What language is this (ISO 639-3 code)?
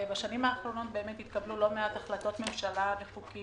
heb